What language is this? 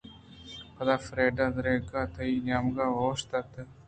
Eastern Balochi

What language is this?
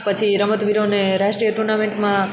Gujarati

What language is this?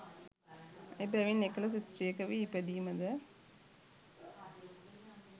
Sinhala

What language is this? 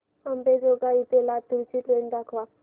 Marathi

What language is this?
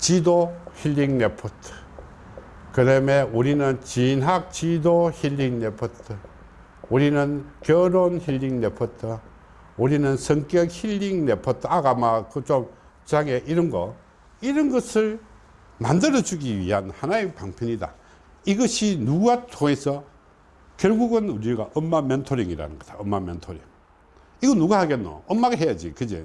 Korean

